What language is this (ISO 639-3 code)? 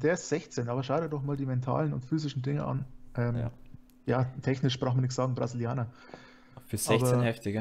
deu